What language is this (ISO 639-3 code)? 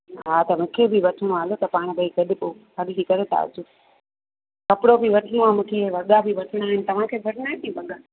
snd